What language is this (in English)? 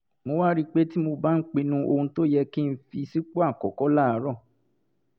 Yoruba